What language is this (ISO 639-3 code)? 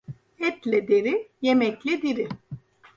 tur